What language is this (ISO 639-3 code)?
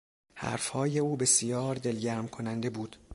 fas